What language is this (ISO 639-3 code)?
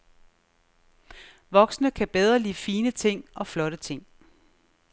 dan